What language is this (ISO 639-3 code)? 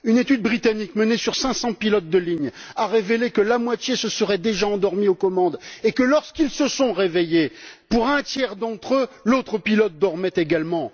fra